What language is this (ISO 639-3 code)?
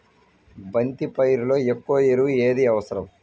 tel